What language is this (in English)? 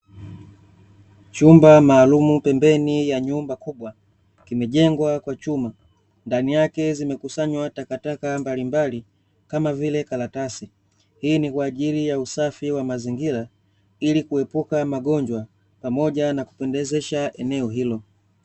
Swahili